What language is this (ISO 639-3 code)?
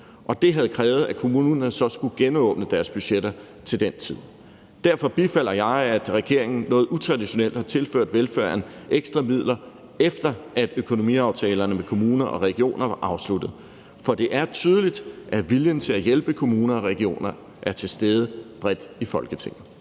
dan